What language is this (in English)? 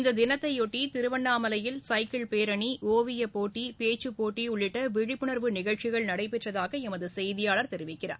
Tamil